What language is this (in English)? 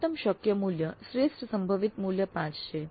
Gujarati